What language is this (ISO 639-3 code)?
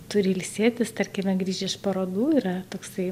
lit